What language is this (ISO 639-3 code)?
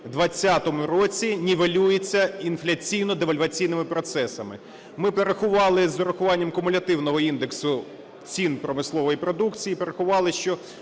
ukr